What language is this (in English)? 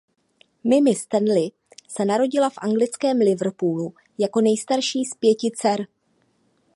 Czech